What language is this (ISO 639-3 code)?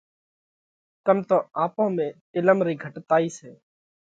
kvx